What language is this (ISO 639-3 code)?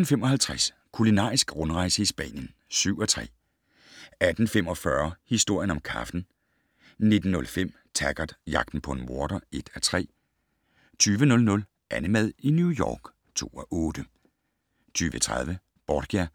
dan